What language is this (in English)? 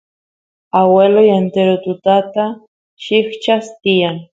Santiago del Estero Quichua